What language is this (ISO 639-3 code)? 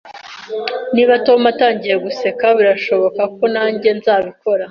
kin